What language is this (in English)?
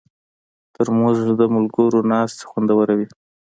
Pashto